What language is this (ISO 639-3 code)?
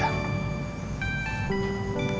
ind